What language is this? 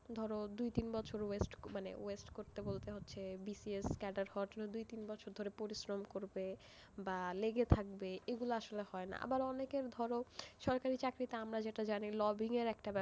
Bangla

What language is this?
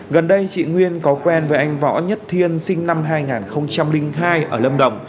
Vietnamese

